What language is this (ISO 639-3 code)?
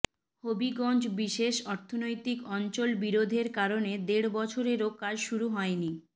ben